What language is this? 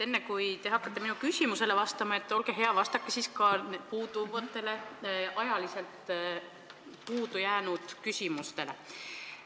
Estonian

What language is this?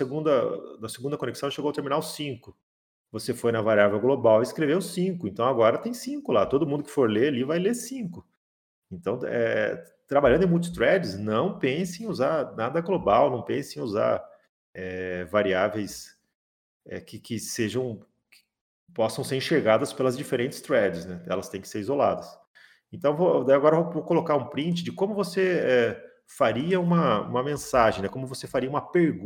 Portuguese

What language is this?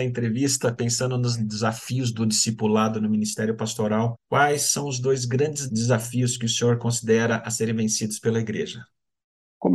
Portuguese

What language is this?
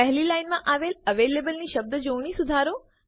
Gujarati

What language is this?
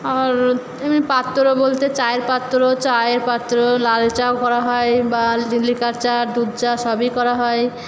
Bangla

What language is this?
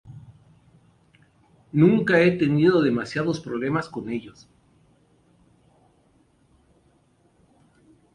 Spanish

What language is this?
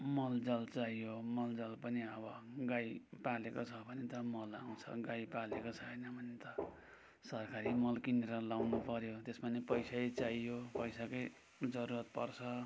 Nepali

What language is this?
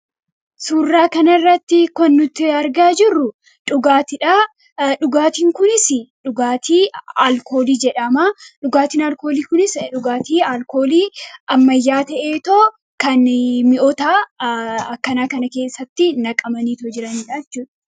Oromo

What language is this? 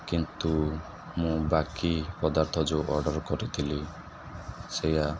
Odia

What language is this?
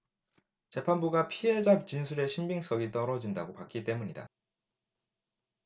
Korean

